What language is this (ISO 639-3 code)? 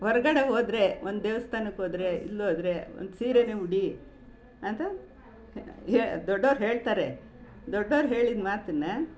kan